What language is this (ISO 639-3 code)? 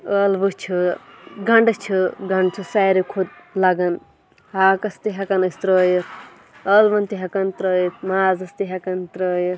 kas